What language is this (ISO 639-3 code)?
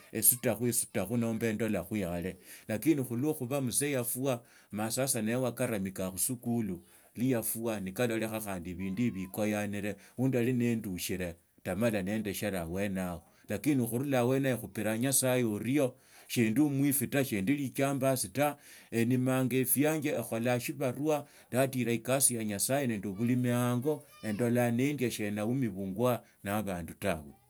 lto